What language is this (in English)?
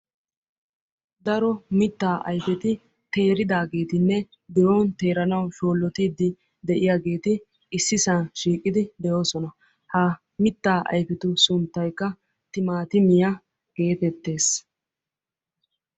Wolaytta